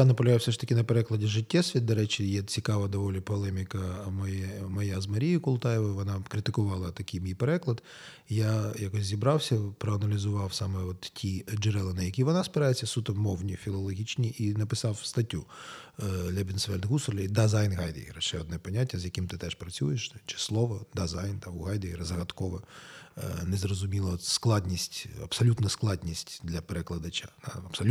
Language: Ukrainian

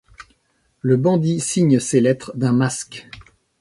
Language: French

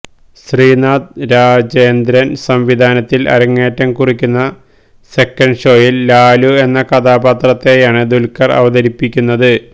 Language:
Malayalam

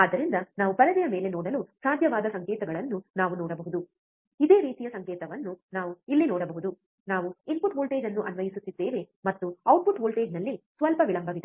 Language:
Kannada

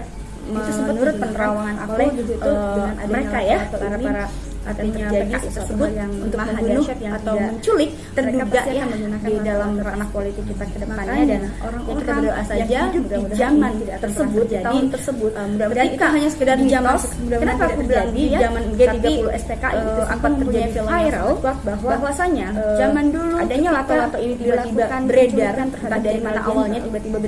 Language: Indonesian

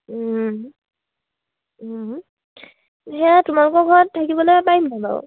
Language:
Assamese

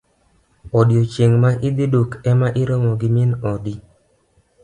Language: Luo (Kenya and Tanzania)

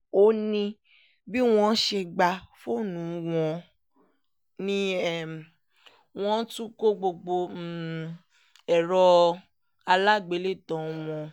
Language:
Yoruba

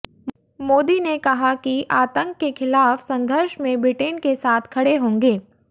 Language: Hindi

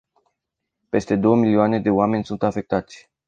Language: Romanian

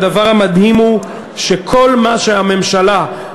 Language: Hebrew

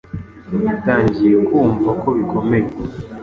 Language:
Kinyarwanda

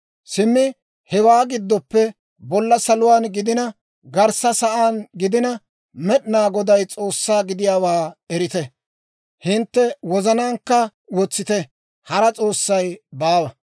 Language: Dawro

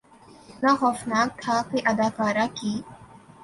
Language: Urdu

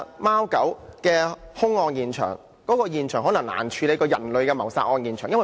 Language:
Cantonese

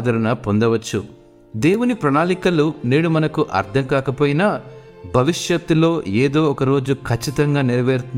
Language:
Telugu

